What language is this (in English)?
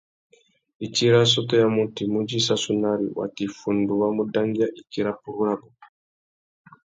Tuki